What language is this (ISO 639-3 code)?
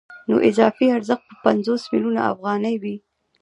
pus